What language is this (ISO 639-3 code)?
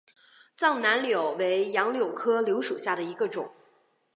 zho